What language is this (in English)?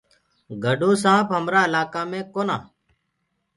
Gurgula